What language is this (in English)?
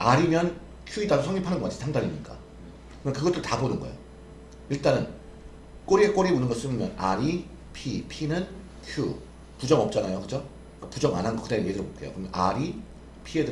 Korean